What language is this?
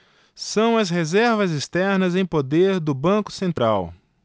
Portuguese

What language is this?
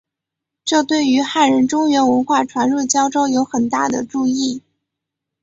Chinese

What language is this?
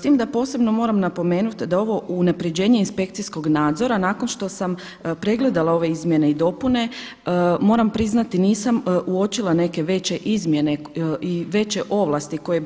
Croatian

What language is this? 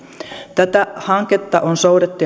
Finnish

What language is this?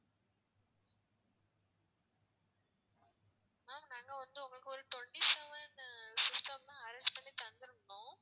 Tamil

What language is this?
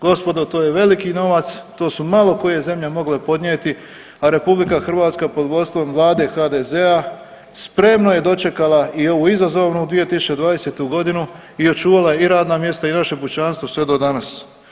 Croatian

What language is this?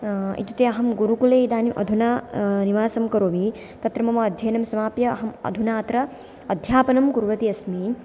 Sanskrit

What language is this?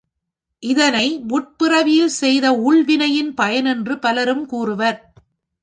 Tamil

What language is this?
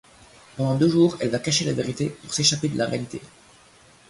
French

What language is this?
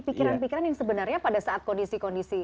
Indonesian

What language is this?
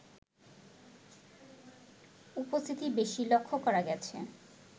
Bangla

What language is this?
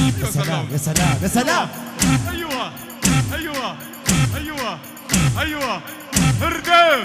Arabic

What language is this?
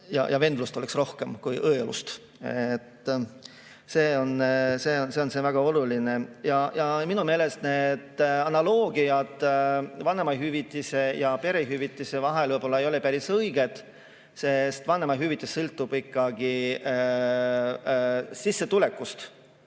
Estonian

